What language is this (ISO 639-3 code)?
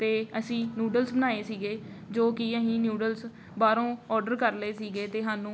pan